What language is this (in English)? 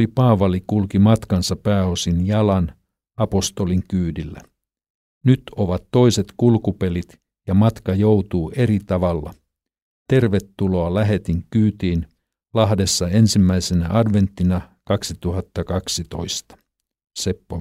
Finnish